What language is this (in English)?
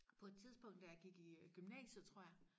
Danish